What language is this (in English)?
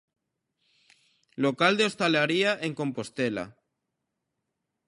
Galician